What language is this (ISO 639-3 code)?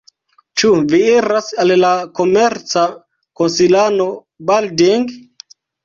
epo